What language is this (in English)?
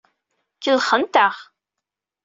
Kabyle